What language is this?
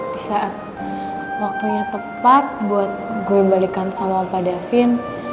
Indonesian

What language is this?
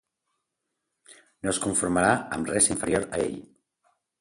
Catalan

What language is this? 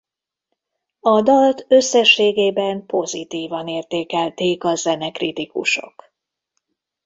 Hungarian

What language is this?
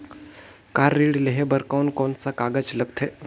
Chhattisgarhi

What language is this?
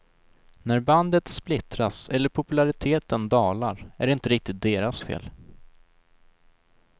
Swedish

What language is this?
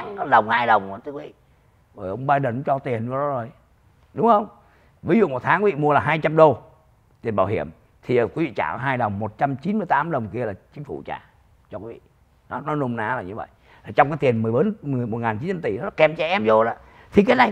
Vietnamese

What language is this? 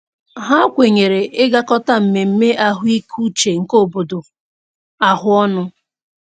Igbo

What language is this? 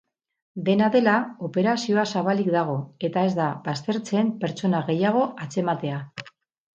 Basque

